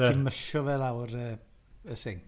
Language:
Welsh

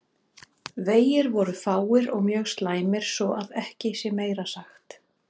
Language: Icelandic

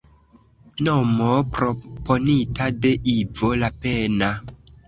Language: Esperanto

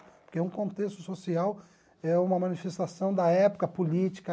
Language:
Portuguese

